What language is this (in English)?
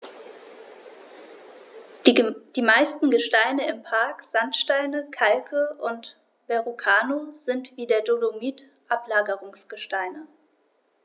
German